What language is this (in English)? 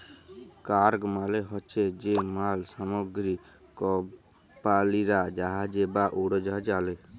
Bangla